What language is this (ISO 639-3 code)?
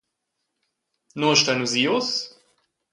roh